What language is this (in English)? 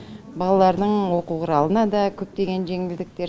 Kazakh